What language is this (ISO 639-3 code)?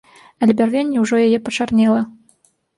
bel